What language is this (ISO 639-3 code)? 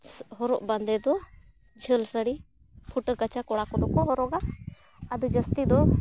sat